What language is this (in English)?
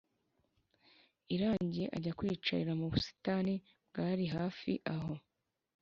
Kinyarwanda